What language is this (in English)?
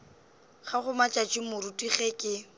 Northern Sotho